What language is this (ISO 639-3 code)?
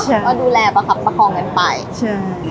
tha